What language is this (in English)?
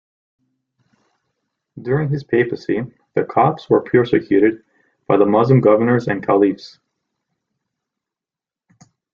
English